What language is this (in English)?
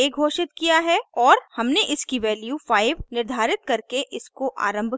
Hindi